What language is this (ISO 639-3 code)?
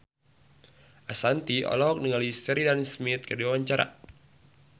sun